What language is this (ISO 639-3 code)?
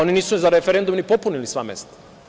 srp